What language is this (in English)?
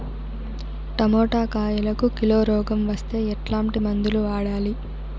Telugu